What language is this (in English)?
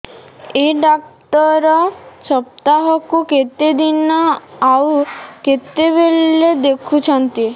Odia